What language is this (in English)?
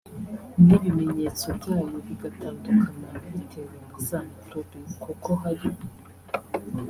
Kinyarwanda